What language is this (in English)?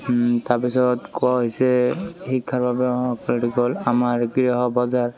Assamese